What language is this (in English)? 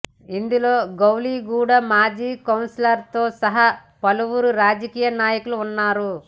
Telugu